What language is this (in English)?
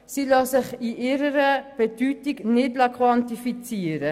Swiss German